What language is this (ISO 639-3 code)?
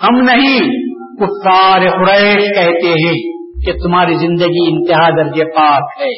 urd